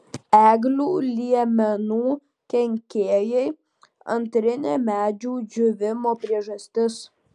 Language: Lithuanian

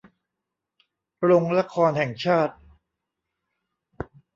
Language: Thai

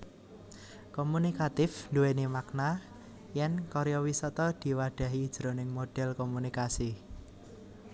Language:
Javanese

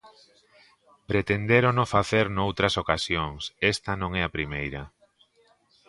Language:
Galician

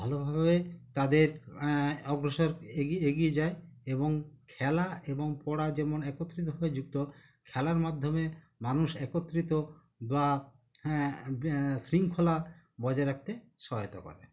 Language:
Bangla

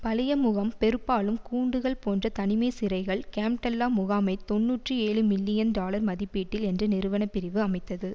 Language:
Tamil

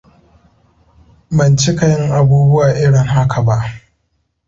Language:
Hausa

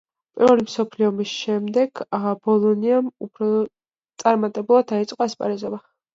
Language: Georgian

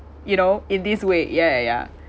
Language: English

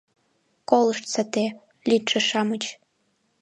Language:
Mari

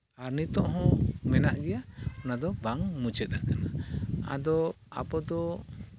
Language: Santali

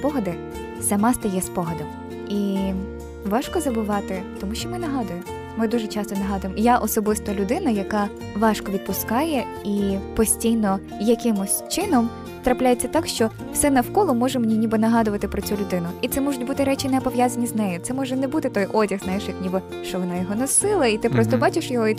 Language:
Ukrainian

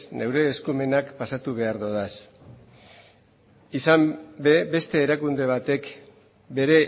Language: Basque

